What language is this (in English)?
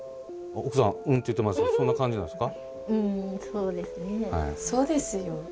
Japanese